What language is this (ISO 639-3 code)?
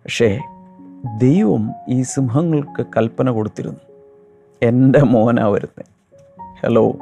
mal